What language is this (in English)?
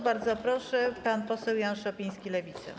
Polish